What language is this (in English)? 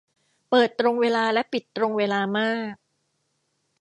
Thai